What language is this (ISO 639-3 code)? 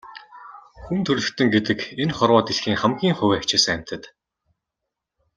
mon